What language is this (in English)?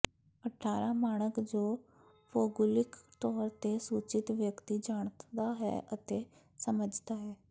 Punjabi